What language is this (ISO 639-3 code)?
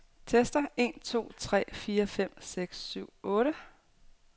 dan